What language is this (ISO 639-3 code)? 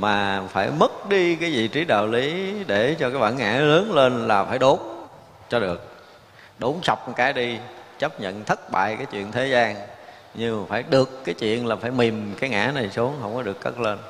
vie